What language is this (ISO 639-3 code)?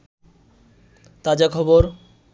ben